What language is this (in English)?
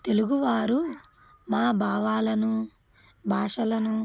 Telugu